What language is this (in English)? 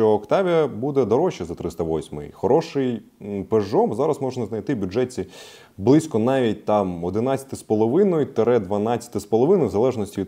Ukrainian